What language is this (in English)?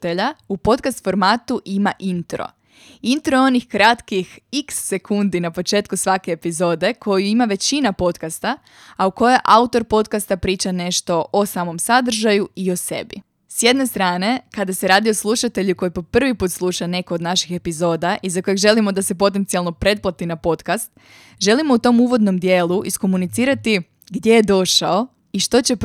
Croatian